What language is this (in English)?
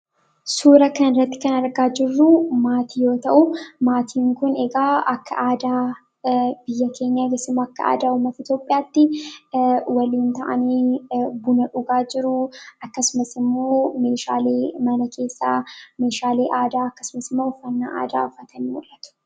Oromo